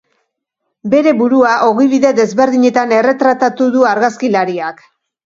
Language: Basque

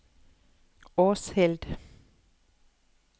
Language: Norwegian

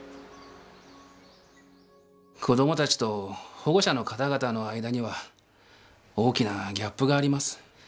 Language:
Japanese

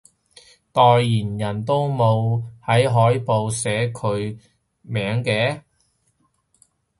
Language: Cantonese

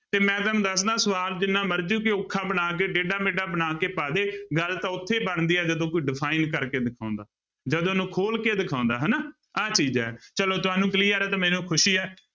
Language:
Punjabi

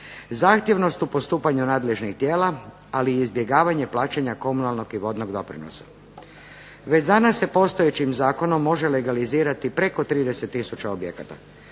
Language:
Croatian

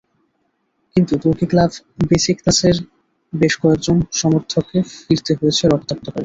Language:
Bangla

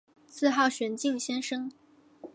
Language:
Chinese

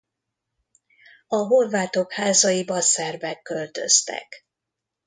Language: Hungarian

